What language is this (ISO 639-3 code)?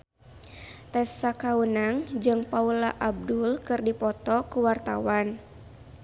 sun